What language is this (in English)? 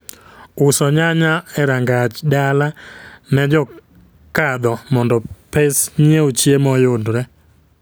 Luo (Kenya and Tanzania)